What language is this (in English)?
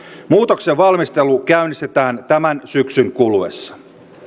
Finnish